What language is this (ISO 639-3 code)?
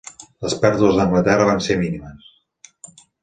cat